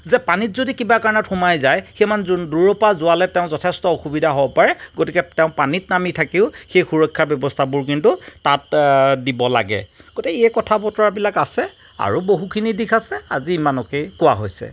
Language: Assamese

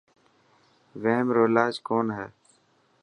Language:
Dhatki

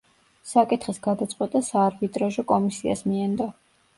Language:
Georgian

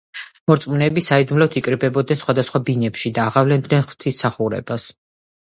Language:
Georgian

